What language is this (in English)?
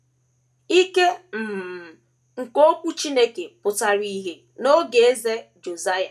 Igbo